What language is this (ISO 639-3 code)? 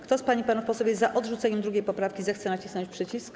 pol